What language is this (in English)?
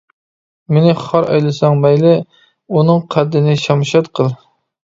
Uyghur